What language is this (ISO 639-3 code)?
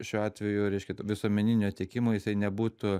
lit